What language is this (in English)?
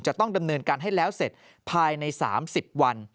Thai